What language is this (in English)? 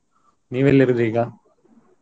Kannada